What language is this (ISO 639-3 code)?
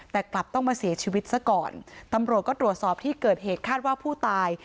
tha